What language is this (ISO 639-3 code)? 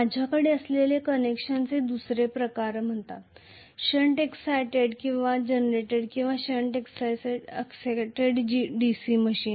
mar